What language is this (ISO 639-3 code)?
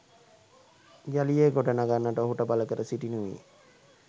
sin